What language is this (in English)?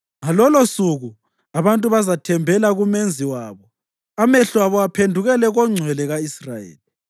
North Ndebele